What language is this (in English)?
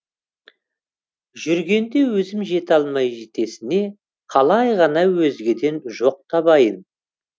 Kazakh